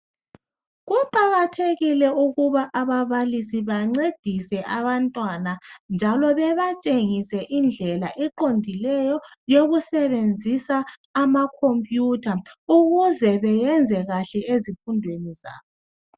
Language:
North Ndebele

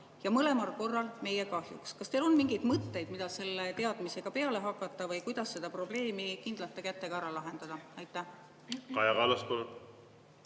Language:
Estonian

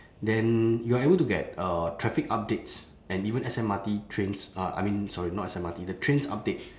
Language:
English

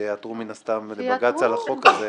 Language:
Hebrew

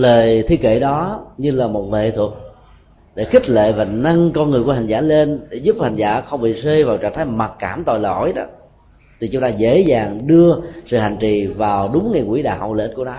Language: Vietnamese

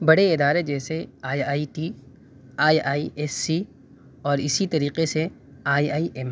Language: Urdu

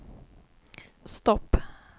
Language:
Swedish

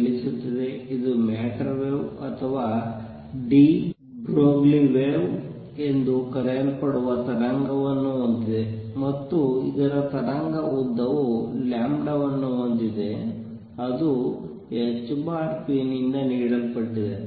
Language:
Kannada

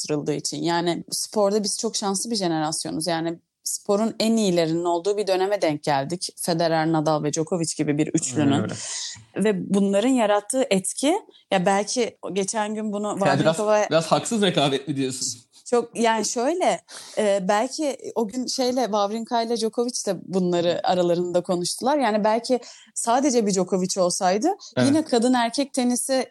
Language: Turkish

